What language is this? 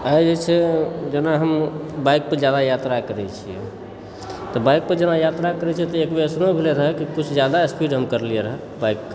Maithili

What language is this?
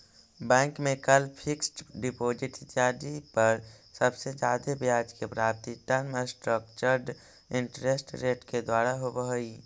Magahi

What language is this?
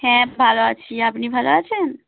Bangla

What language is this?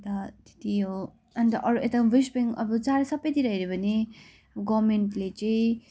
Nepali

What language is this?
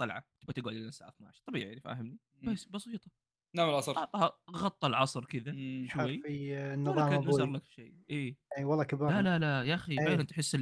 Arabic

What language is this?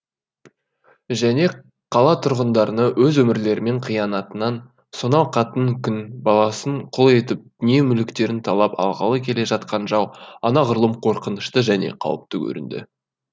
Kazakh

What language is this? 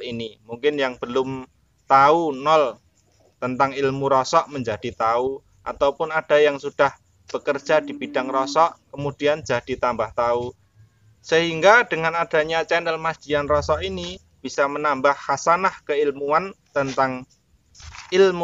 Indonesian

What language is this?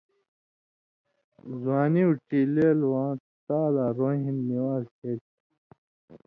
Indus Kohistani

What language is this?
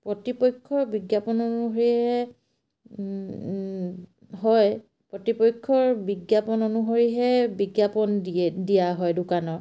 Assamese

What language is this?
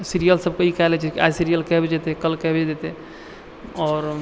Maithili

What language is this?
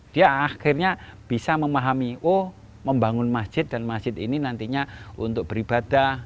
Indonesian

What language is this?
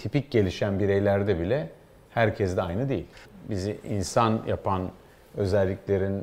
Turkish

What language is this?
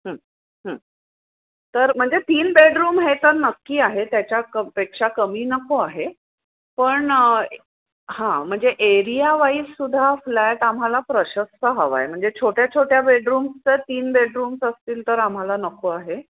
Marathi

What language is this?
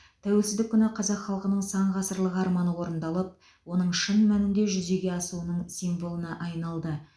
Kazakh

